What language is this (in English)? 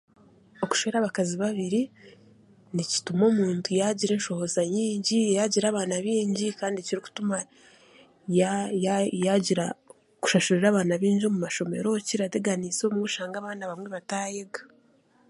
Chiga